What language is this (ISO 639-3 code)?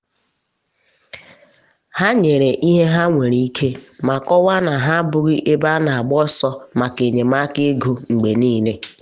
ibo